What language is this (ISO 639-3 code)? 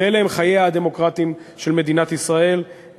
heb